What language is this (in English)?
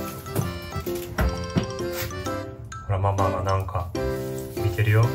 Japanese